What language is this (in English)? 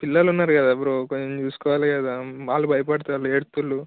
Telugu